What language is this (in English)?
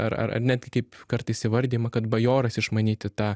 Lithuanian